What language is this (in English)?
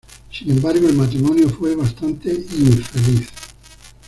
Spanish